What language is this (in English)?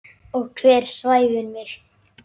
Icelandic